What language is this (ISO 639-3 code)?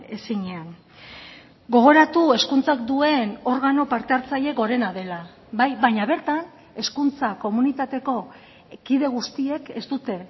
eus